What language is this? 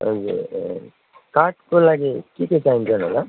Nepali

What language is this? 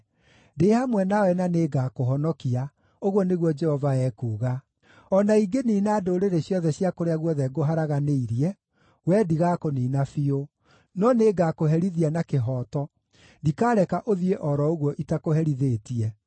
Kikuyu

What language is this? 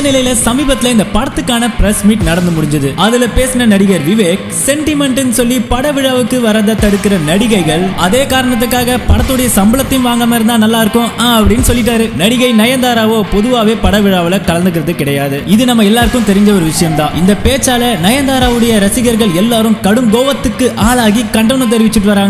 Hindi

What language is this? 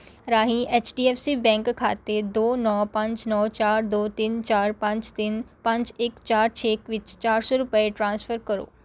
Punjabi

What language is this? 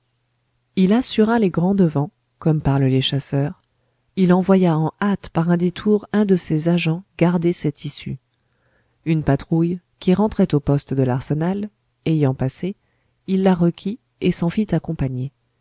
French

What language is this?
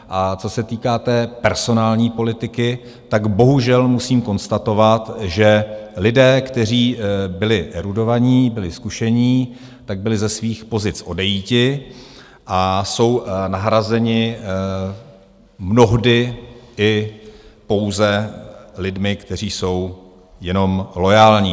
Czech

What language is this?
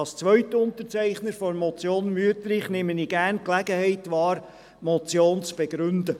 Swiss German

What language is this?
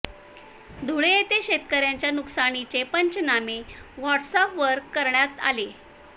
Marathi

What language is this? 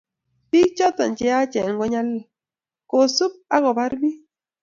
Kalenjin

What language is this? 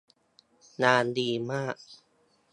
Thai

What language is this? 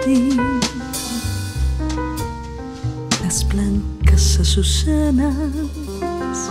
Greek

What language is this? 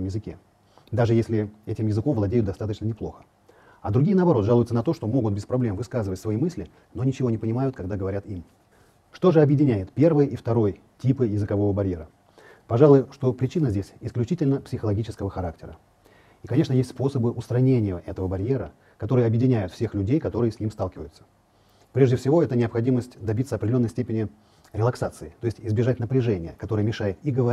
Russian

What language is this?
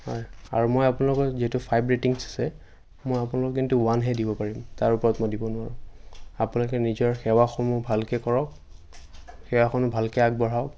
Assamese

